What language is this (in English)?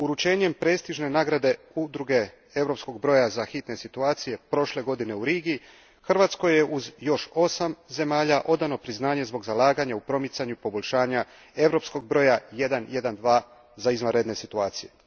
Croatian